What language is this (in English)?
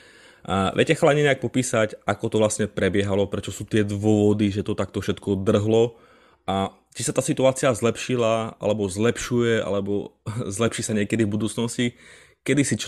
Slovak